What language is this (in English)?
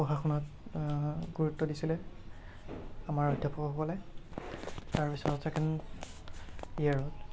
Assamese